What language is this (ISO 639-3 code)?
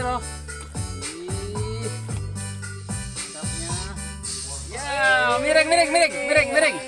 ind